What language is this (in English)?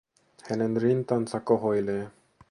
Finnish